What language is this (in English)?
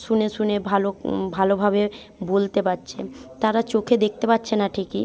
Bangla